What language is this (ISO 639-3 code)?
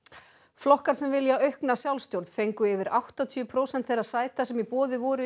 isl